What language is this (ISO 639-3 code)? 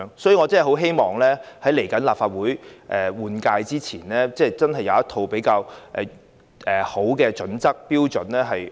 yue